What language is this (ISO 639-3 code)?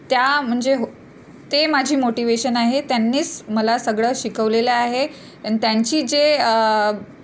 mar